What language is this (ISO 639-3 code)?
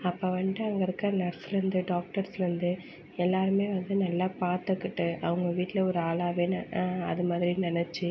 tam